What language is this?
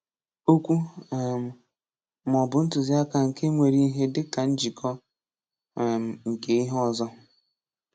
Igbo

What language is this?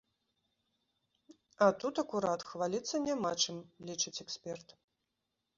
Belarusian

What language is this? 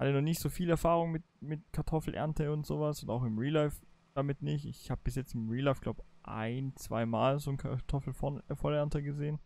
German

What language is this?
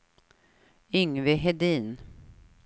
Swedish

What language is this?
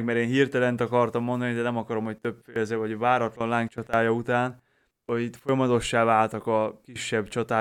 Hungarian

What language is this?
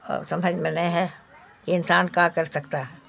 Urdu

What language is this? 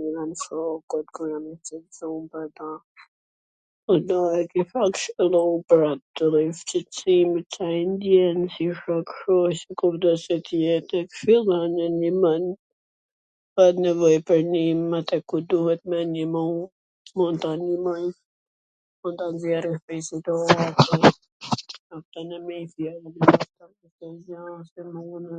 Gheg Albanian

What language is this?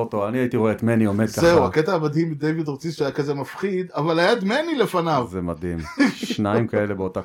Hebrew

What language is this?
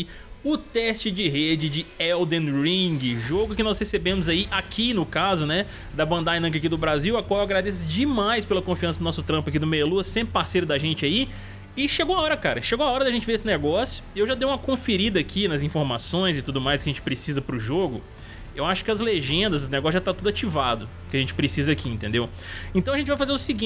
Portuguese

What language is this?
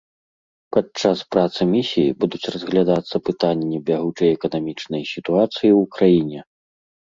Belarusian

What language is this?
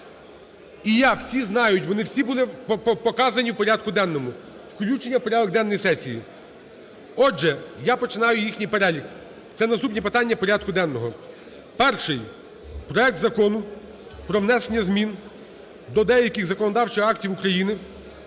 Ukrainian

